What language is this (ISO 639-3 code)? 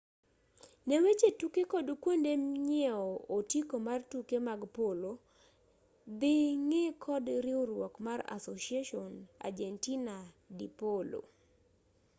luo